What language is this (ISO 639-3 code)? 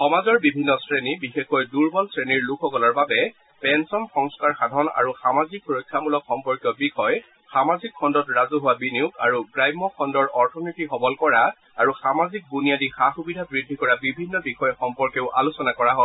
asm